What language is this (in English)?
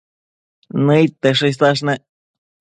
Matsés